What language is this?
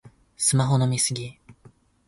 Japanese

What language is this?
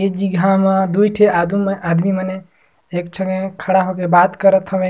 Surgujia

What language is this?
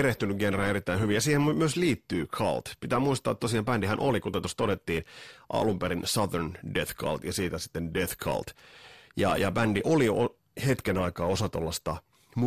Finnish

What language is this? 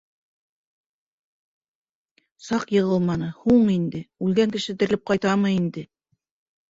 Bashkir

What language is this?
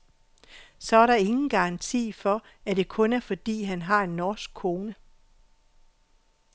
Danish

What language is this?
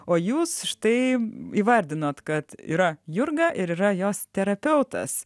Lithuanian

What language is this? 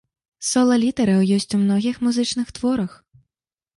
Belarusian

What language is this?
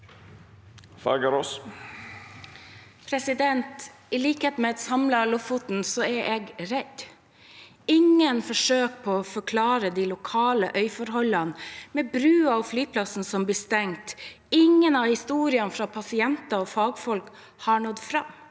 Norwegian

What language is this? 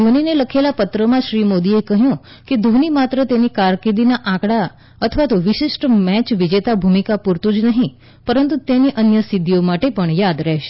Gujarati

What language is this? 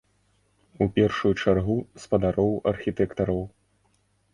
Belarusian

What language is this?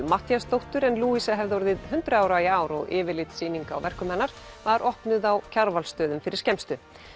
Icelandic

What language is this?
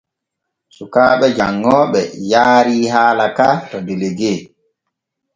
Borgu Fulfulde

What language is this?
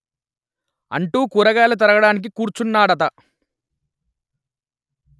Telugu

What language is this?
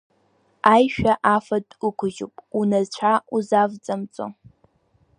Abkhazian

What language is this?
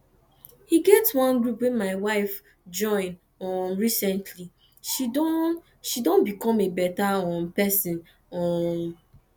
Nigerian Pidgin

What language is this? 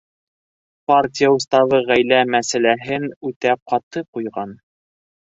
Bashkir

